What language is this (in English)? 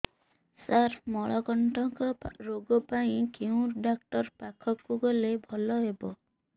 Odia